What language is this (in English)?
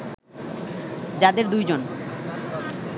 Bangla